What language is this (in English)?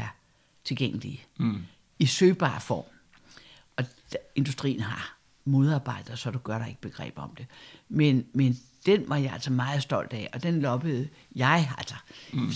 Danish